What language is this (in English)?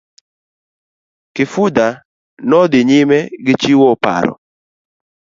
Luo (Kenya and Tanzania)